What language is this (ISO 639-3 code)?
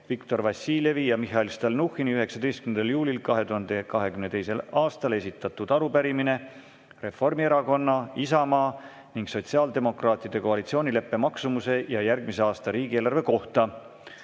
est